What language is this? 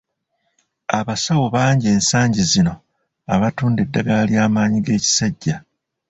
Ganda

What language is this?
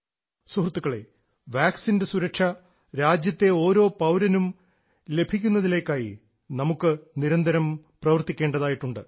Malayalam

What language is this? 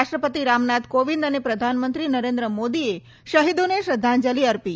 Gujarati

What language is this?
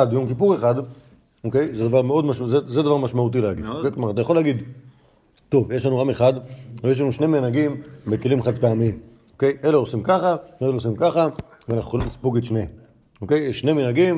Hebrew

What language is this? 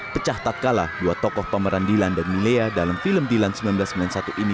Indonesian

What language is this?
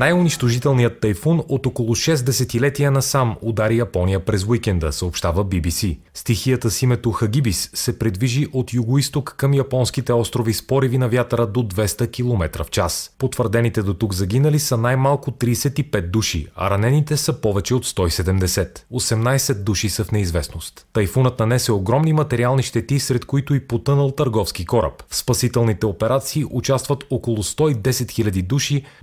Bulgarian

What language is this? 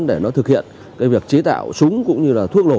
Vietnamese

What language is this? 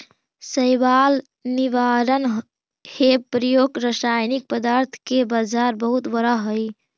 Magahi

